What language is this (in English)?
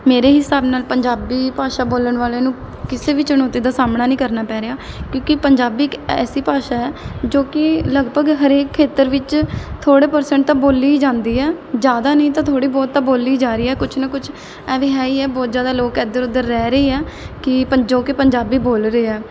Punjabi